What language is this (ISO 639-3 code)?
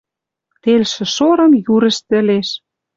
mrj